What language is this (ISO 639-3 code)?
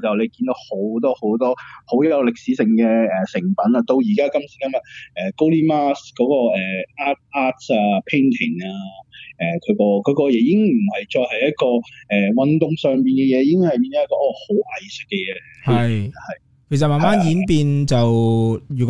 zho